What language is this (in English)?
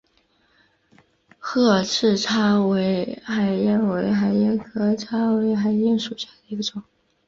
Chinese